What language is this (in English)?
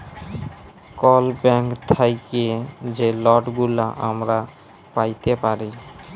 Bangla